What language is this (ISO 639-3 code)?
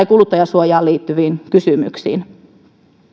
fin